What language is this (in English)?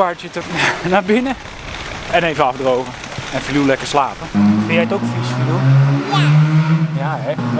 Dutch